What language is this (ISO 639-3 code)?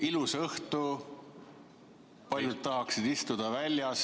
est